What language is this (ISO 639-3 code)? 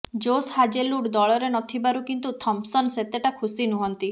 ori